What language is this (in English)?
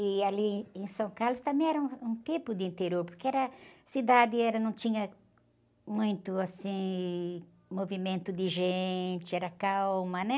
Portuguese